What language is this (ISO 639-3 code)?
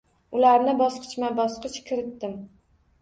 uzb